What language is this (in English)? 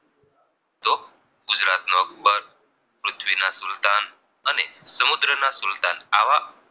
Gujarati